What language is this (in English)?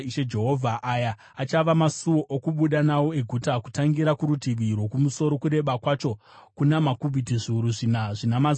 Shona